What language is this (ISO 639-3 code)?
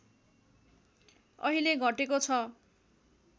nep